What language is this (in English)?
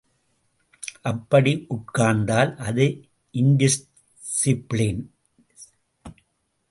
Tamil